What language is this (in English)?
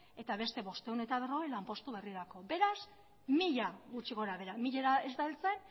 Basque